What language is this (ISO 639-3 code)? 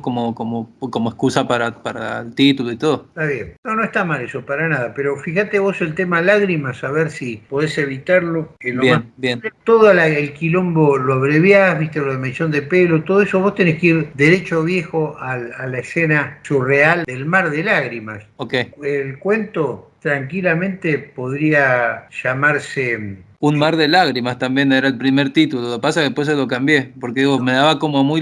spa